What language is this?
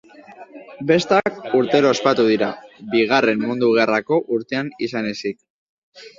Basque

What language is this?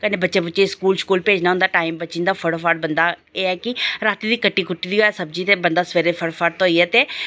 Dogri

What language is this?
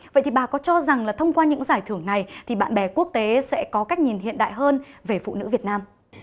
Vietnamese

